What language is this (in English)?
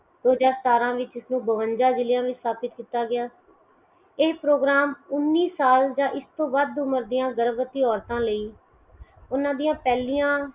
Punjabi